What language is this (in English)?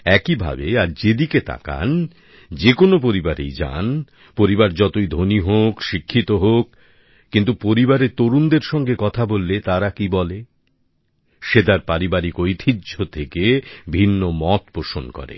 Bangla